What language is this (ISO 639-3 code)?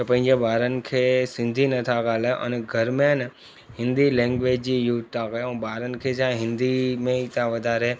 snd